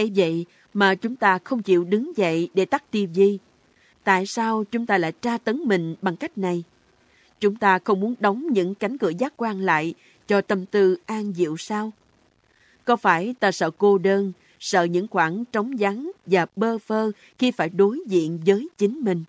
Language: Vietnamese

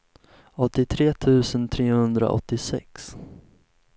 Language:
Swedish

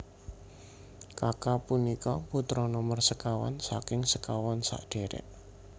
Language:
Javanese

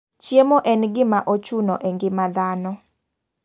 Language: Luo (Kenya and Tanzania)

